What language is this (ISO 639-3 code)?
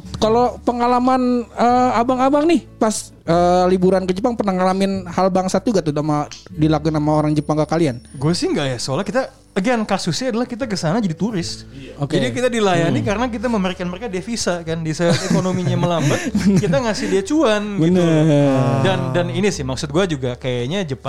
ind